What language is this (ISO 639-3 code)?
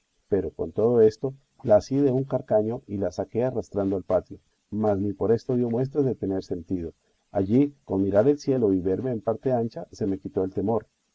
spa